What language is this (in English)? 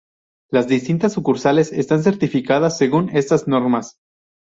Spanish